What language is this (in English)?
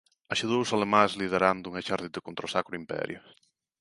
Galician